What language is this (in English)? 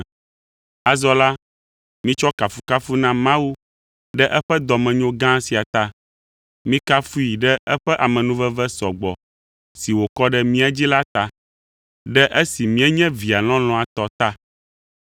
Ewe